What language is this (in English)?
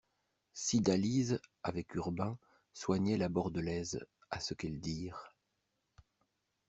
French